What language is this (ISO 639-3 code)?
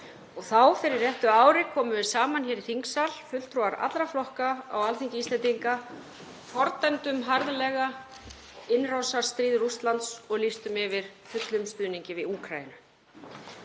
isl